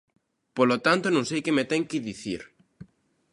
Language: Galician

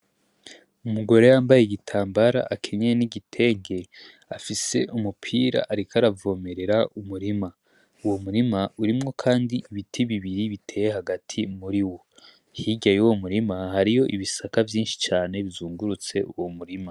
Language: Rundi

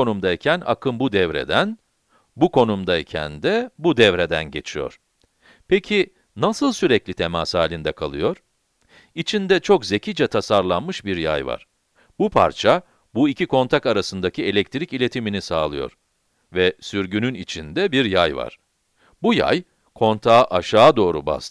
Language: Turkish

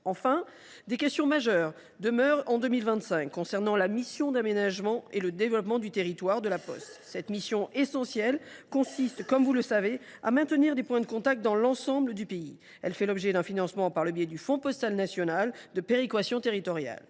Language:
French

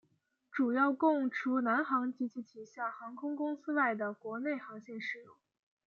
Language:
Chinese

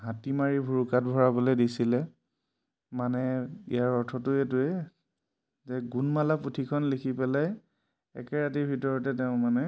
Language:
Assamese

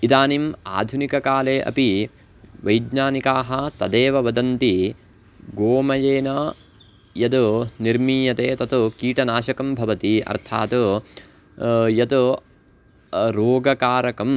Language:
Sanskrit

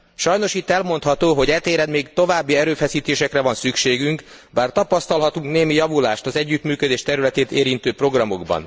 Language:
Hungarian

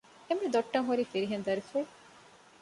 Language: Divehi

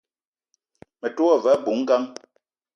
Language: Eton (Cameroon)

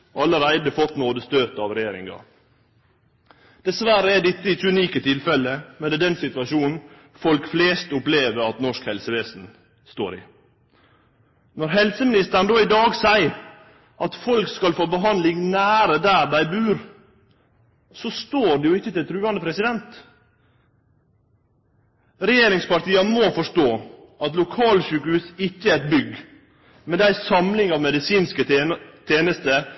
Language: Norwegian Nynorsk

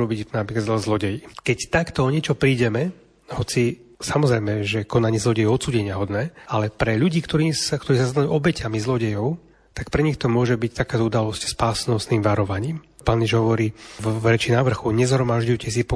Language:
Slovak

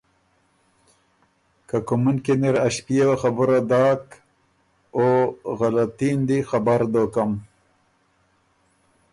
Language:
Ormuri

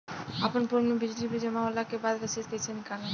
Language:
Bhojpuri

